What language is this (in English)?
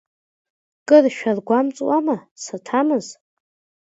Abkhazian